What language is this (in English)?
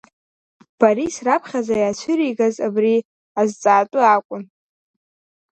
Abkhazian